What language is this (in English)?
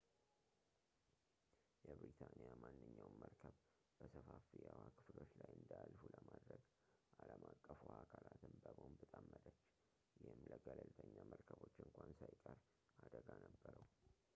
Amharic